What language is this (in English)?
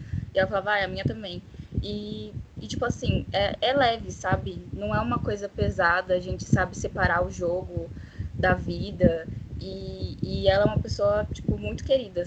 Portuguese